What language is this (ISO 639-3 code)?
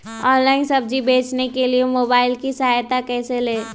mag